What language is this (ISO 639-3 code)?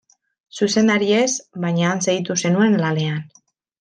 eus